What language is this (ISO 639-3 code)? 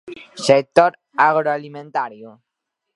glg